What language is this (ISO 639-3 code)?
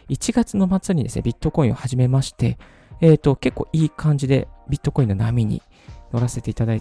jpn